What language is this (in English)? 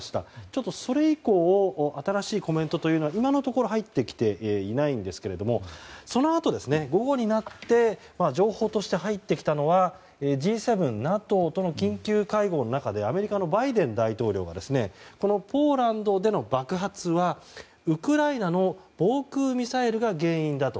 Japanese